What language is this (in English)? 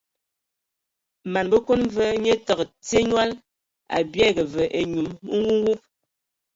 Ewondo